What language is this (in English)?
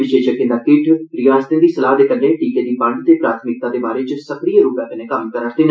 Dogri